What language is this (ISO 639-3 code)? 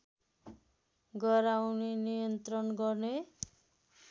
nep